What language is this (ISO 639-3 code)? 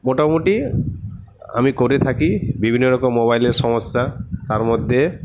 ben